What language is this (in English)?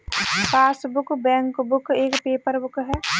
Hindi